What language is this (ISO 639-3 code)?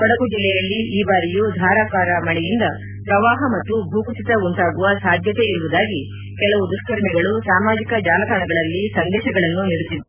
kan